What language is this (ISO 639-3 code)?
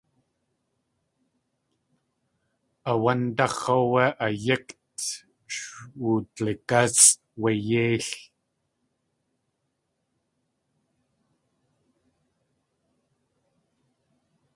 tli